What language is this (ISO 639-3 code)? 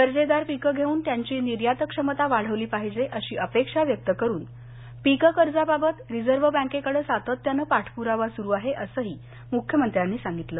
mar